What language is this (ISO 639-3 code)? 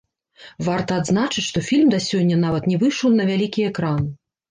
bel